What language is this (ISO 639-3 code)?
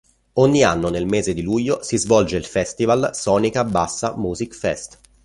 ita